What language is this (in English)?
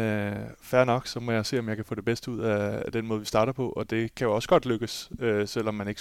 Danish